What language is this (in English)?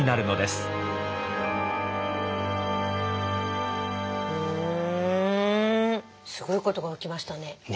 Japanese